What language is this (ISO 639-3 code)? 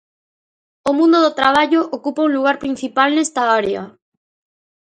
glg